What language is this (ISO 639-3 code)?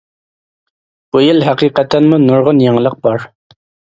uig